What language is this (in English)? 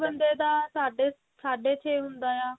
Punjabi